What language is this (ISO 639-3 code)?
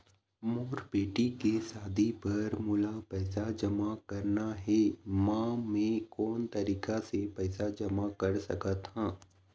hne